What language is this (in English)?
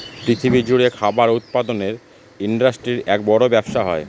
Bangla